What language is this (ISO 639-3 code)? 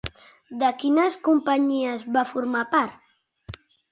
cat